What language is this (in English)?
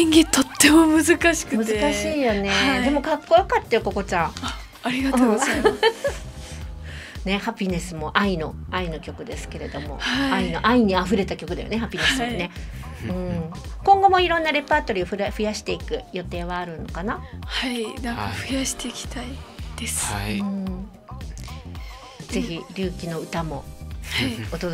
Japanese